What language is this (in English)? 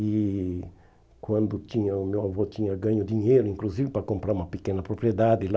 Portuguese